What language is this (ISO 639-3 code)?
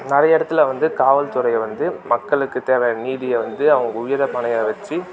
tam